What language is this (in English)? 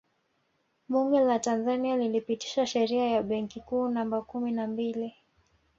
Swahili